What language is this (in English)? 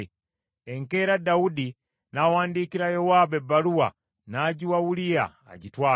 Ganda